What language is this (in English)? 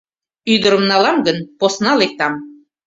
Mari